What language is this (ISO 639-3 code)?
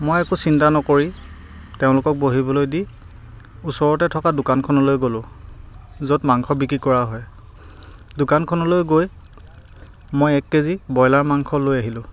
asm